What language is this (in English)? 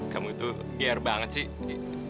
Indonesian